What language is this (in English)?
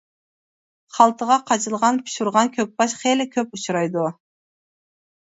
Uyghur